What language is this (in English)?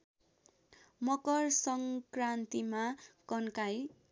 Nepali